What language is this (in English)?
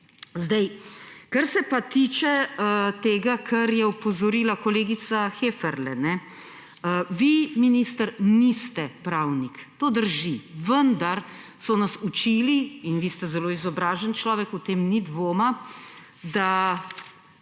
Slovenian